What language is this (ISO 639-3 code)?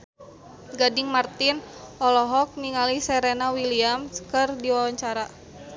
sun